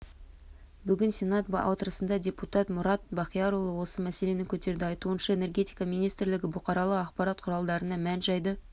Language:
Kazakh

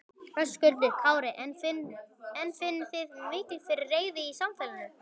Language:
Icelandic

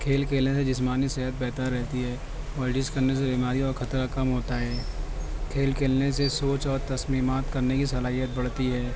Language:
Urdu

